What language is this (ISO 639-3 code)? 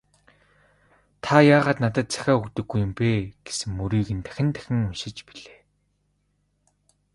mon